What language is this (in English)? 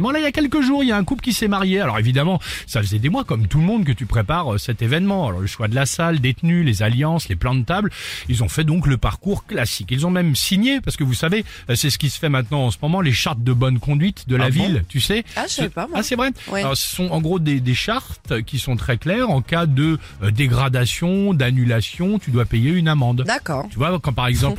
French